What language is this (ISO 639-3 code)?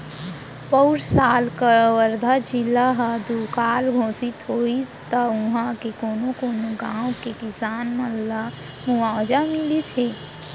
hne